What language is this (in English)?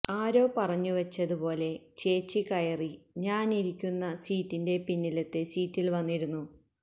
Malayalam